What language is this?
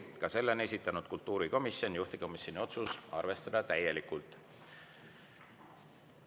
Estonian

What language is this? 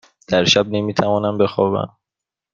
Persian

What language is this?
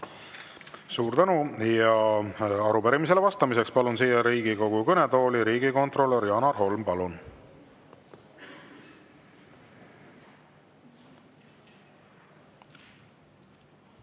Estonian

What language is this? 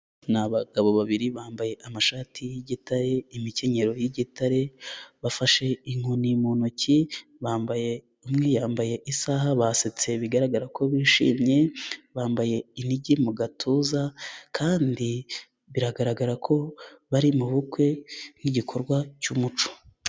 Kinyarwanda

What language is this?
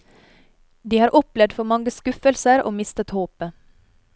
Norwegian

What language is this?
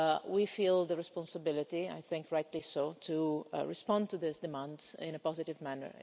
English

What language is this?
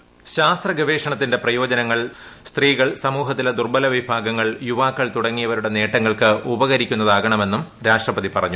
Malayalam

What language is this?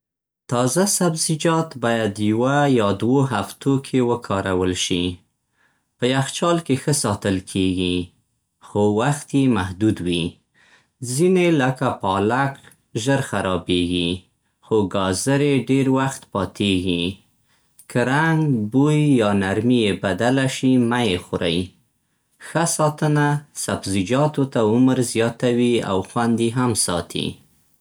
Central Pashto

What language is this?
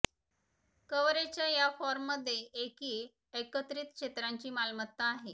Marathi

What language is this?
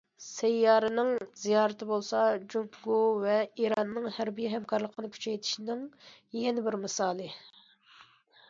Uyghur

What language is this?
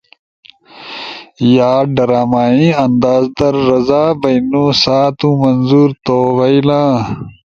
Ushojo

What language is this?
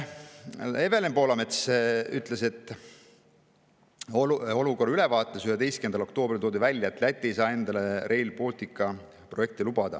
Estonian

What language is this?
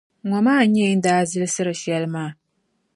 Dagbani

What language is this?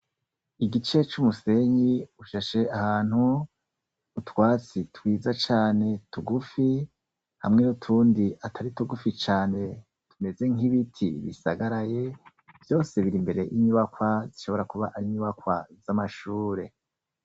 Rundi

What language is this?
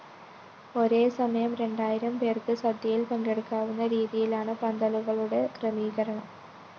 Malayalam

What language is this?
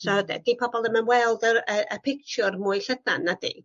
Welsh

